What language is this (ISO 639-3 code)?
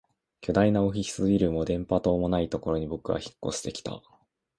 jpn